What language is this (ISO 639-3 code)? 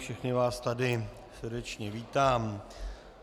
ces